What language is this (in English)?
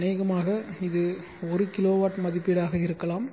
Tamil